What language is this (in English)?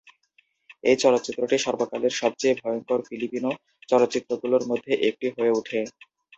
Bangla